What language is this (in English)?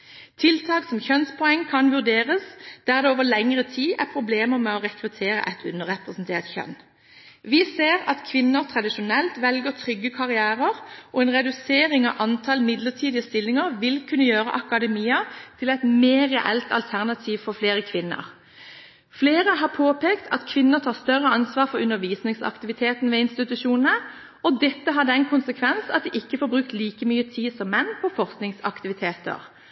Norwegian Bokmål